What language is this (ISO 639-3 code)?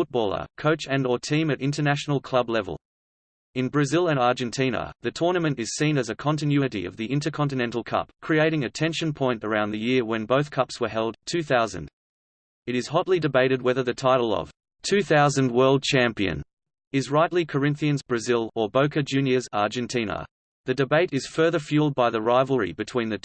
eng